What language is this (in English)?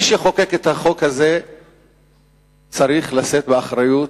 Hebrew